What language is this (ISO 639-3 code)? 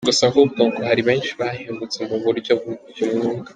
kin